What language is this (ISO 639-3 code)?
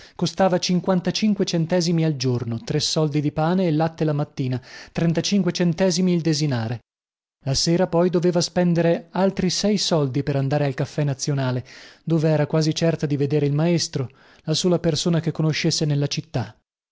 ita